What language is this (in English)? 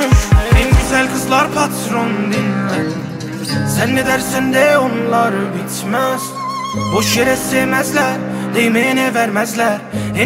Turkish